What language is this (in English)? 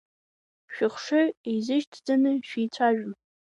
Abkhazian